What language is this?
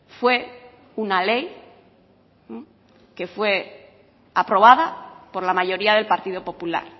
Spanish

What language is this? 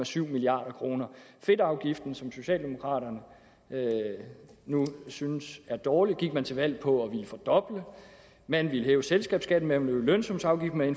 Danish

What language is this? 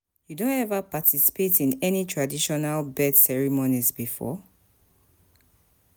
Nigerian Pidgin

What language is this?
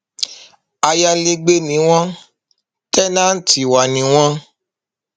Yoruba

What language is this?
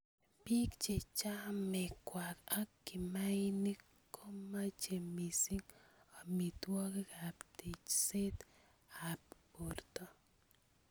Kalenjin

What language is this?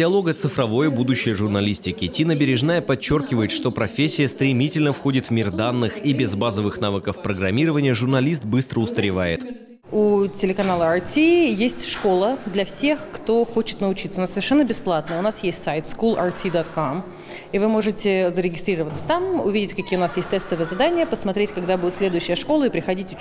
Russian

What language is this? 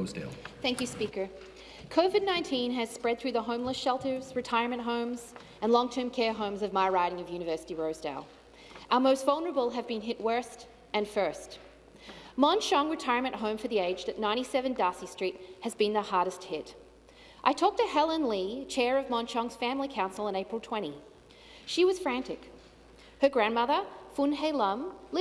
English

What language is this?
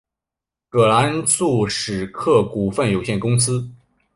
Chinese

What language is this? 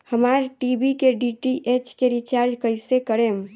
Bhojpuri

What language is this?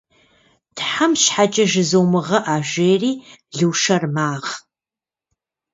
Kabardian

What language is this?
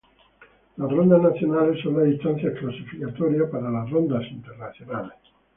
Spanish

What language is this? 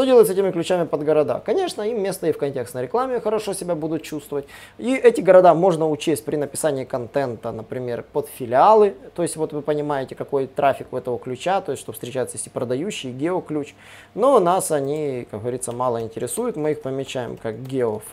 Russian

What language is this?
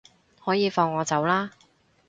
Cantonese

